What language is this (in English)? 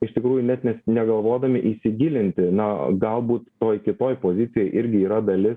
Lithuanian